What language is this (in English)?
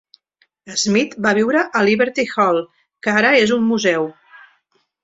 Catalan